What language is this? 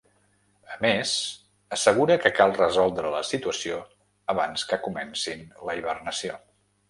Catalan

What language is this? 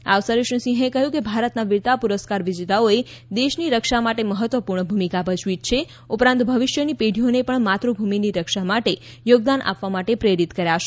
Gujarati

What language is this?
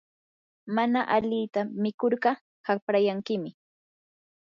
Yanahuanca Pasco Quechua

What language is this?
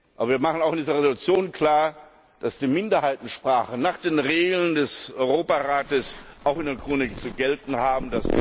German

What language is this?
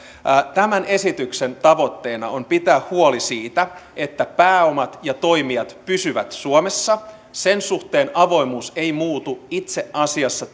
Finnish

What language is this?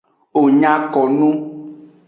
Aja (Benin)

